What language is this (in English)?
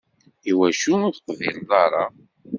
Kabyle